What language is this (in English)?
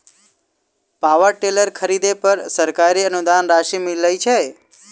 Maithili